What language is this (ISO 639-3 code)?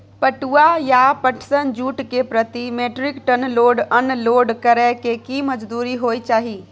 mai